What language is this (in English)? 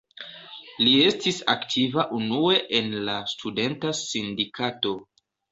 Esperanto